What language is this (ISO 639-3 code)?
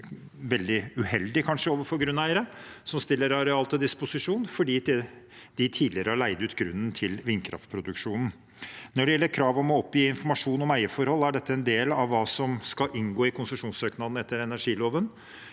nor